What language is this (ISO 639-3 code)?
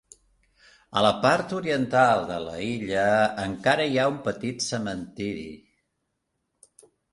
cat